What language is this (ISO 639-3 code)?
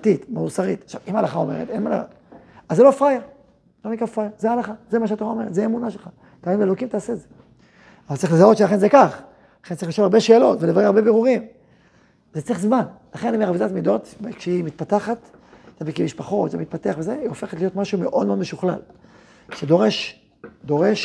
heb